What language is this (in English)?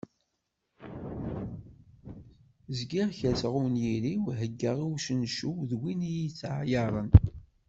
Kabyle